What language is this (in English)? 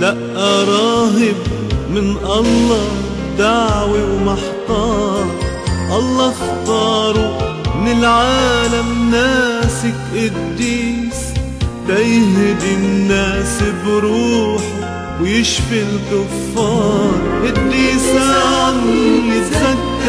Arabic